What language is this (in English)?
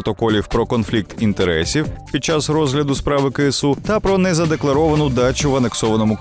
Ukrainian